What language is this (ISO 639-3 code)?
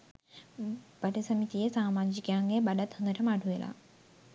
sin